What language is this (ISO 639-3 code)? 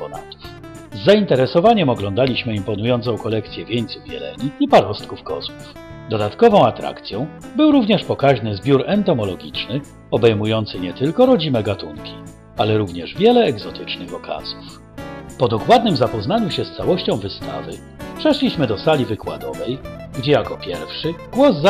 pol